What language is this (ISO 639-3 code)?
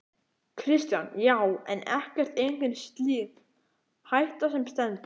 isl